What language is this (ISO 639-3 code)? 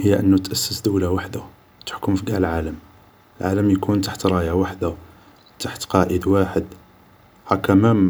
arq